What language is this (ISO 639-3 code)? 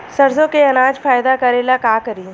bho